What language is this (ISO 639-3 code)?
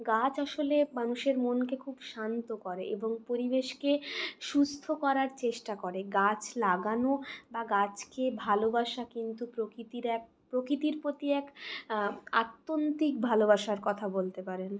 ben